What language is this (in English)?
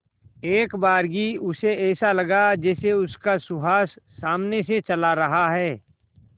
Hindi